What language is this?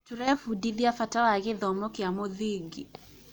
Kikuyu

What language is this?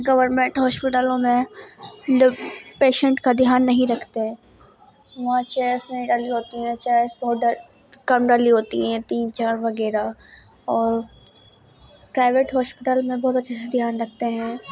Urdu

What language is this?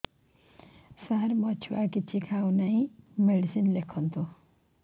Odia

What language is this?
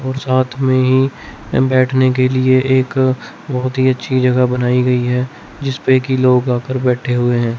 Hindi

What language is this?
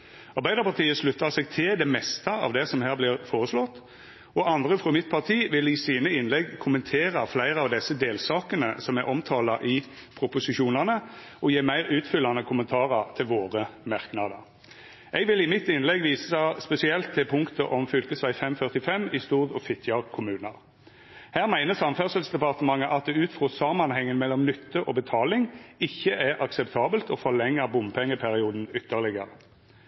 Norwegian Nynorsk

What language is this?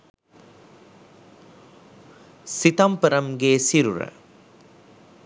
Sinhala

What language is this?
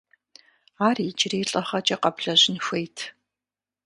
Kabardian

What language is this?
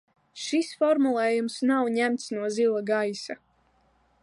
Latvian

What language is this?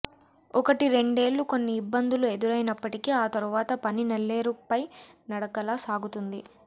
Telugu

